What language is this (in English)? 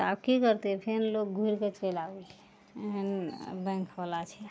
Maithili